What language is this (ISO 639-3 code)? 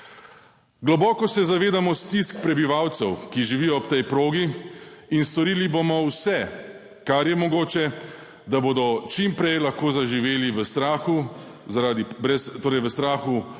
slv